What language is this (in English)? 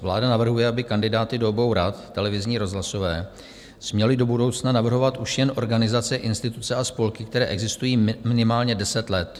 Czech